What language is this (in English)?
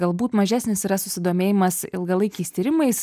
Lithuanian